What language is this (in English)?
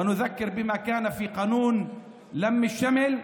Hebrew